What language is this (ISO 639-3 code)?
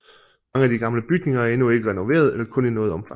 dan